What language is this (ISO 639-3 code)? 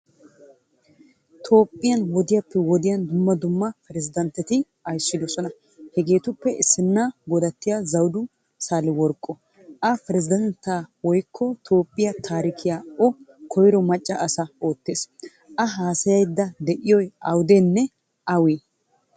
wal